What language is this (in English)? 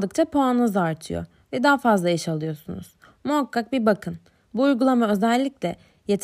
Turkish